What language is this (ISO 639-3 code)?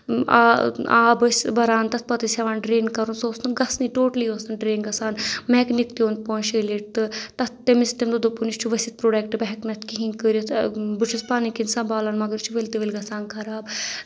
kas